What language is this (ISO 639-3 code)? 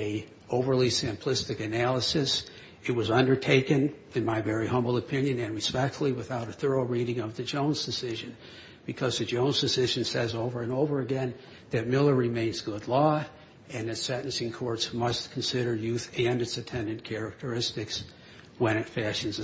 eng